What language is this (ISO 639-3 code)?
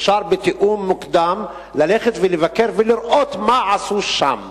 heb